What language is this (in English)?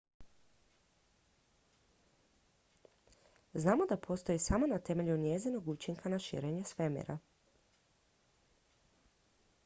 Croatian